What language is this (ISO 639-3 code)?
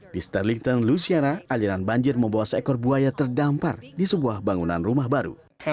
ind